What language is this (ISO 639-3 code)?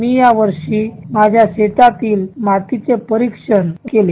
mar